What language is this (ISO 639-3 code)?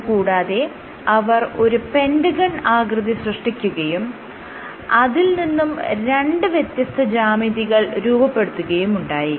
mal